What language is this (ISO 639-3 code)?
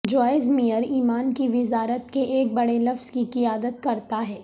urd